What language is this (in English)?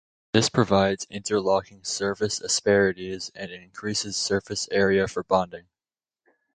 English